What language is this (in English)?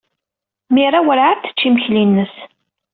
Kabyle